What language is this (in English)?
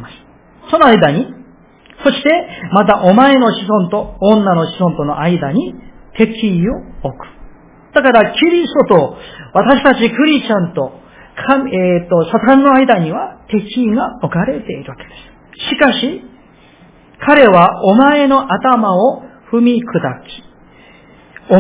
Japanese